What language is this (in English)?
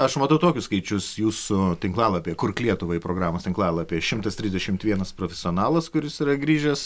Lithuanian